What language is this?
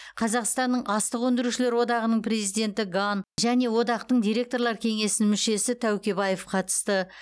Kazakh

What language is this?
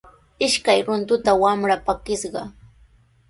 Sihuas Ancash Quechua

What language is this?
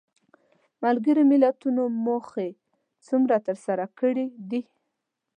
Pashto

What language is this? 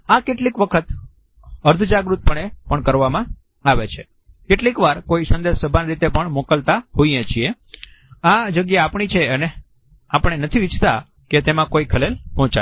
Gujarati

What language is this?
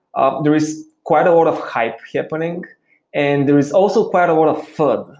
English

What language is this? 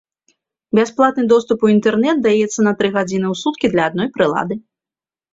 Belarusian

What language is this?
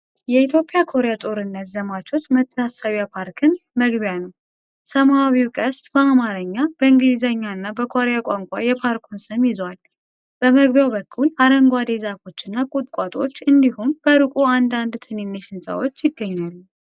Amharic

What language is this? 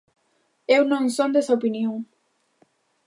Galician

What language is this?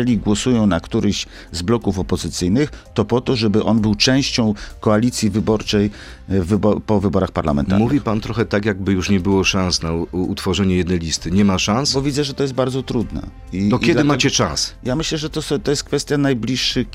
Polish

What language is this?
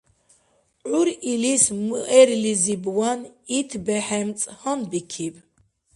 Dargwa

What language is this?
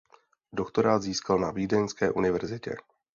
Czech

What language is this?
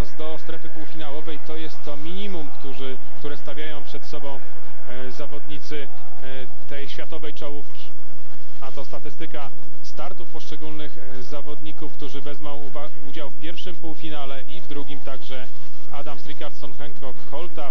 Polish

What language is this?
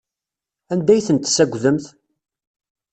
Kabyle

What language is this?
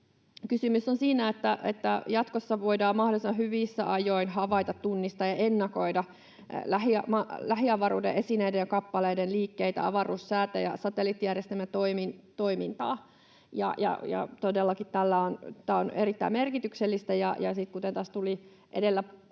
Finnish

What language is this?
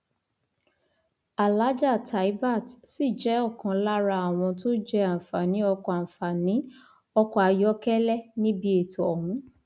Yoruba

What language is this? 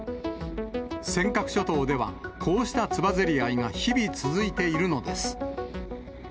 Japanese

